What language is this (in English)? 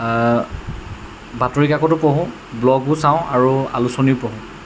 Assamese